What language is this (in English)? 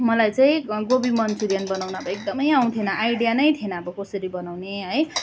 Nepali